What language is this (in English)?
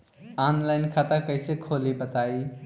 Bhojpuri